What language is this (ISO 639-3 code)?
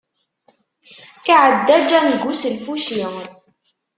kab